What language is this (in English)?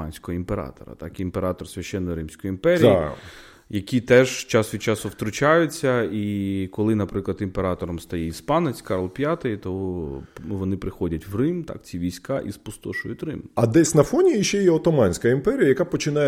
Ukrainian